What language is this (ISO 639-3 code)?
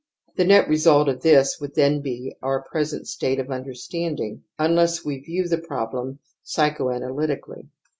eng